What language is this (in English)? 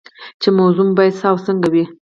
Pashto